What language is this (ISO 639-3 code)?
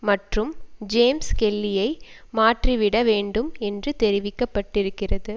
tam